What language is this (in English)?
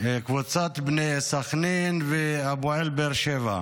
Hebrew